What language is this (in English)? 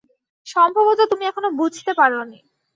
Bangla